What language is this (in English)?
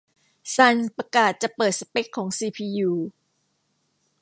Thai